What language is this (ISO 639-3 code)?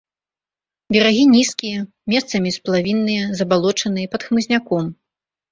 bel